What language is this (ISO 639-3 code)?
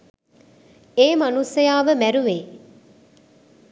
sin